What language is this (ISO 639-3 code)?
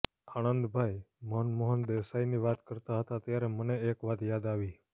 guj